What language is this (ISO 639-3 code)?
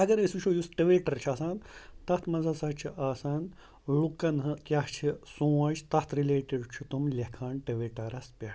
kas